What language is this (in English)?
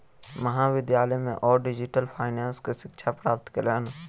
Maithili